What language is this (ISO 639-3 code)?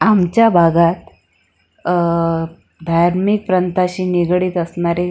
mar